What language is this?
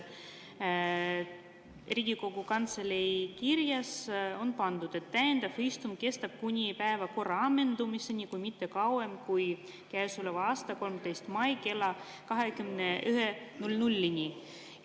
Estonian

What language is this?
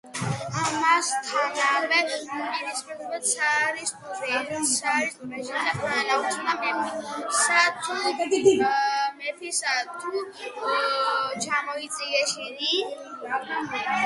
Georgian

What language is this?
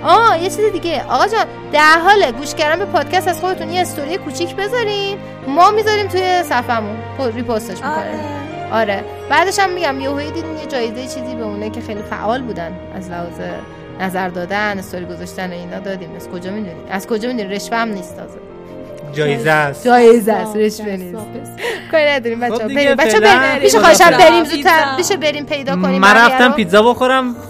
Persian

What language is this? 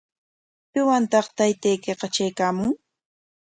Corongo Ancash Quechua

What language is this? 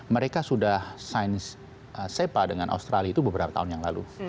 Indonesian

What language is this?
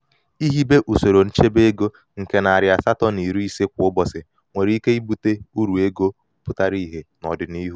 Igbo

